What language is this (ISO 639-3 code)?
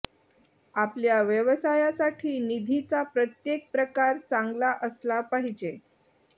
mar